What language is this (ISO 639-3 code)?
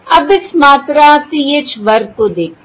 hin